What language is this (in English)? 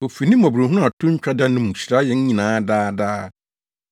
Akan